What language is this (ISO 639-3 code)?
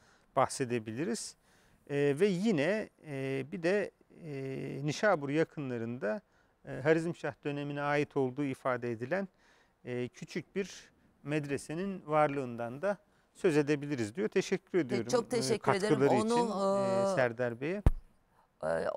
tur